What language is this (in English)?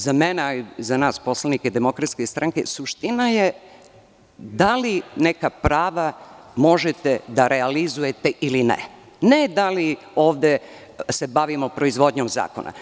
Serbian